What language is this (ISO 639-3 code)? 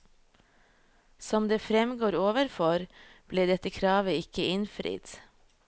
nor